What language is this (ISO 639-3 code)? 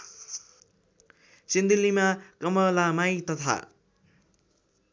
nep